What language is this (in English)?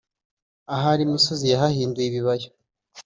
Kinyarwanda